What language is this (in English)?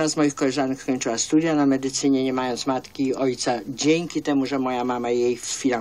Polish